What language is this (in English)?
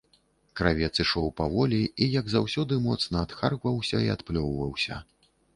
Belarusian